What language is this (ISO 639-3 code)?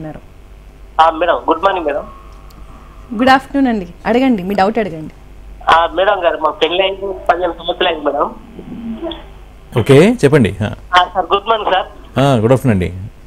tel